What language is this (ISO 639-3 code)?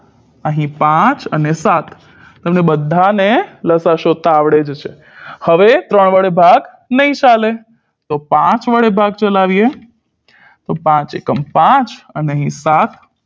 guj